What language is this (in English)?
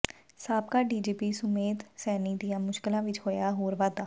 Punjabi